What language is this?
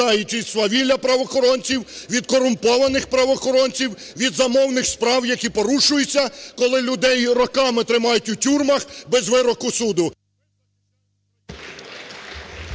Ukrainian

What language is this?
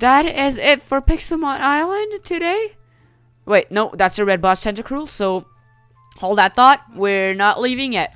English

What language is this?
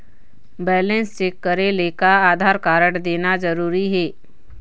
Chhattisgarhi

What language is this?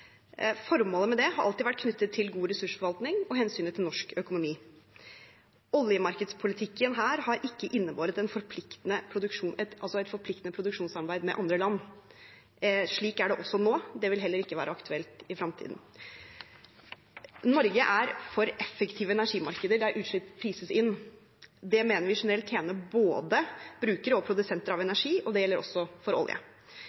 Norwegian Bokmål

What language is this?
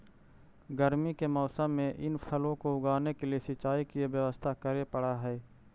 Magahi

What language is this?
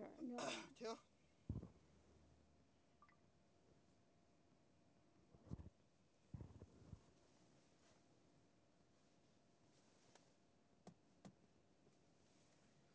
Chinese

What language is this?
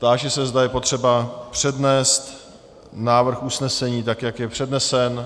Czech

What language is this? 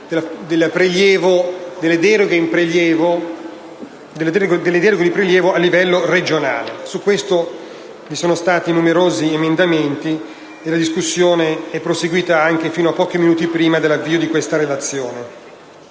Italian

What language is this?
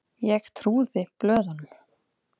Icelandic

